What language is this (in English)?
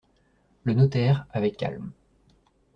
French